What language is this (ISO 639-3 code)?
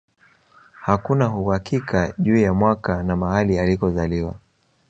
swa